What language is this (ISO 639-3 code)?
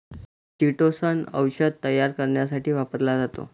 mar